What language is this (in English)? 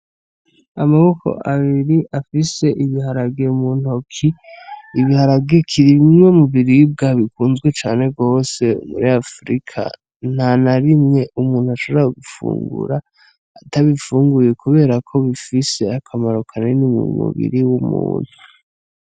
Rundi